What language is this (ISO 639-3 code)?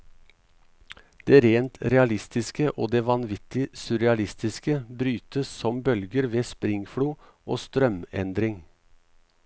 nor